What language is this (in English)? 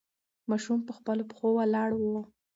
Pashto